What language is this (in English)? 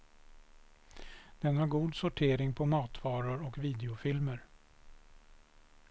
Swedish